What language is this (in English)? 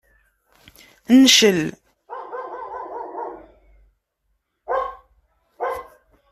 Kabyle